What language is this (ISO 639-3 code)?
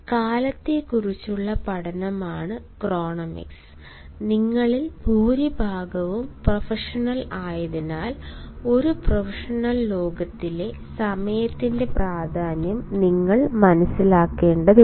mal